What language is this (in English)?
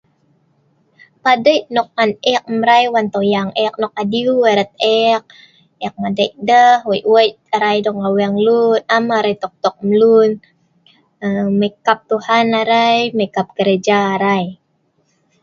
Sa'ban